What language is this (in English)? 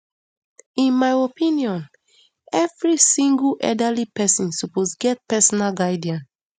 Nigerian Pidgin